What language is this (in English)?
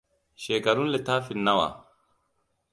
Hausa